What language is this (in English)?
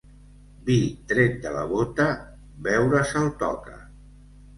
Catalan